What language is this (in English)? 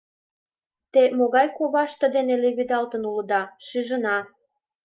Mari